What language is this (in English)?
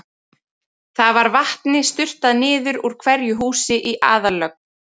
Icelandic